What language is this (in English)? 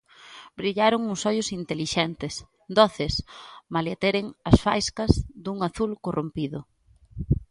Galician